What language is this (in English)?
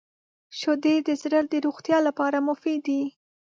Pashto